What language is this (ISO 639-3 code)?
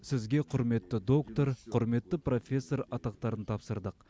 kaz